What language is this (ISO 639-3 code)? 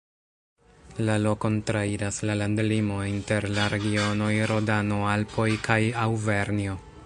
epo